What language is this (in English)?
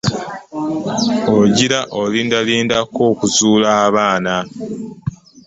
Ganda